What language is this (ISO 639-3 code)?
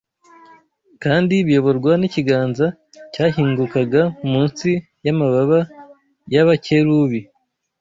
kin